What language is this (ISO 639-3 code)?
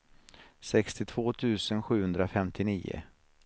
swe